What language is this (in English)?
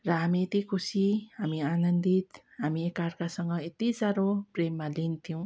Nepali